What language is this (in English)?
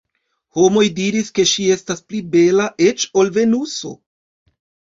Esperanto